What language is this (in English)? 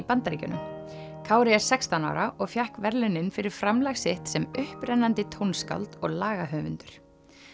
Icelandic